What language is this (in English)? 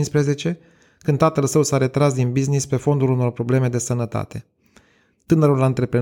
Romanian